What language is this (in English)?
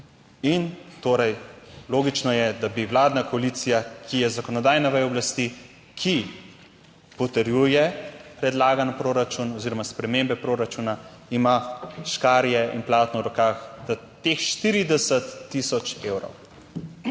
Slovenian